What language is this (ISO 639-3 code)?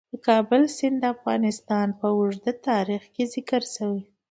pus